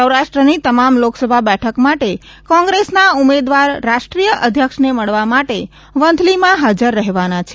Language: Gujarati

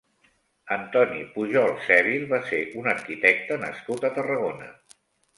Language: Catalan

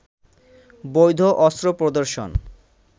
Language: Bangla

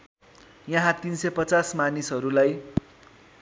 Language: Nepali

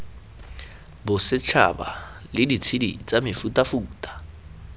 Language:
Tswana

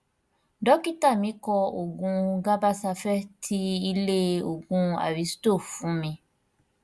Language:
Yoruba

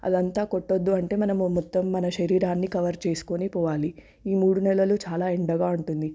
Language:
Telugu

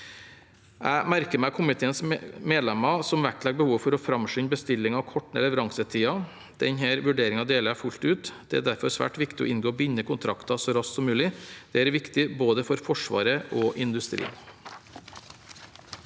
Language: Norwegian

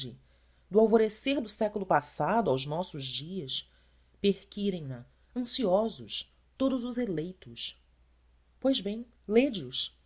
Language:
Portuguese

